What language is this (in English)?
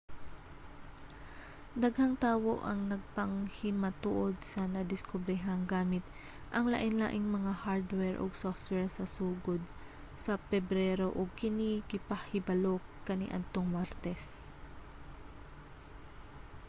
Cebuano